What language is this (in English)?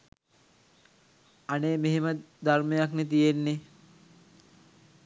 Sinhala